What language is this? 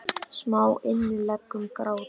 Icelandic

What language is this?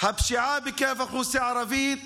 Hebrew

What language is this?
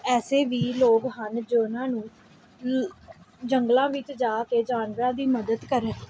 Punjabi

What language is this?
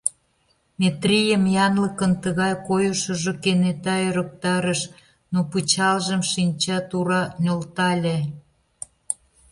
Mari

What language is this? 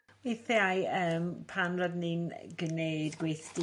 Welsh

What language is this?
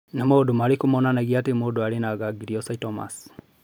Kikuyu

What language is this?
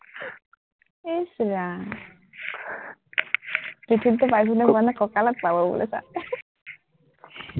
Assamese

